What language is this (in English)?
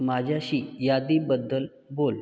Marathi